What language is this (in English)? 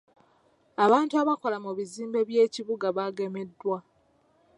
Ganda